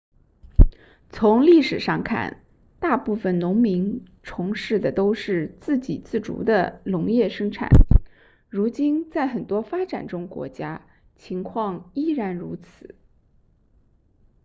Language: Chinese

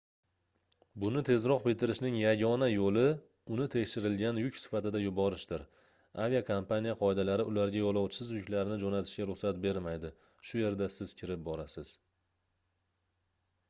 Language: Uzbek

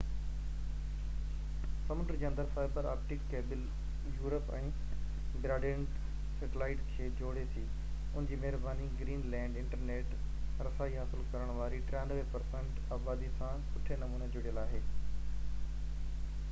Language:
Sindhi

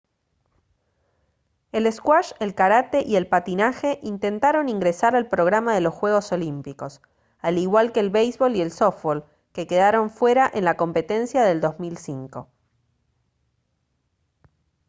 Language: Spanish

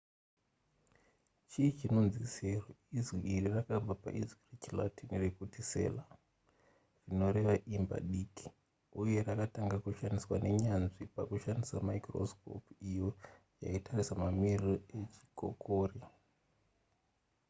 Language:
Shona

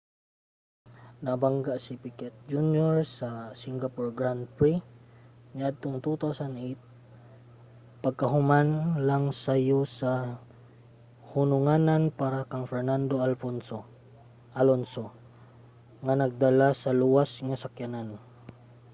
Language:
Cebuano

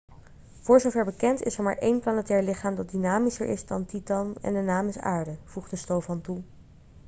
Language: Dutch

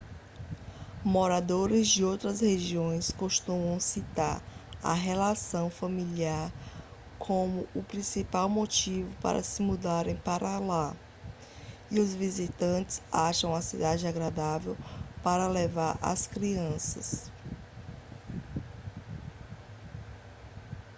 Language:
Portuguese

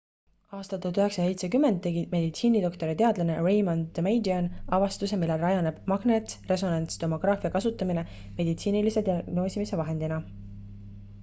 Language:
Estonian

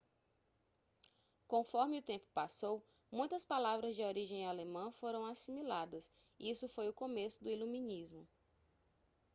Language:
Portuguese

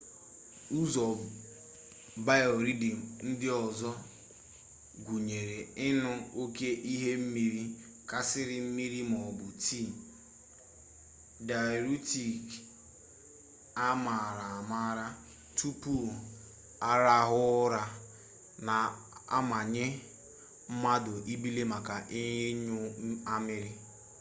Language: Igbo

